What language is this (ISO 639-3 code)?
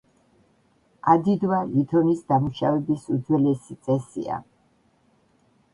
kat